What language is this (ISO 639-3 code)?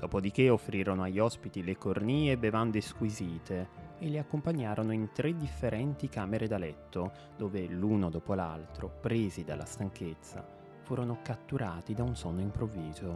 ita